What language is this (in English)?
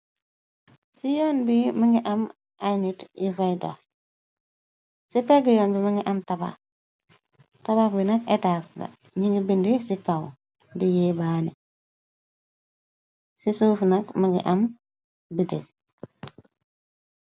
Wolof